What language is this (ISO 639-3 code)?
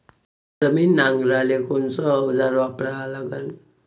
mar